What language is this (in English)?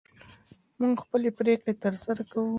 Pashto